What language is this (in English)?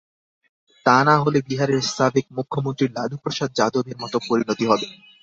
Bangla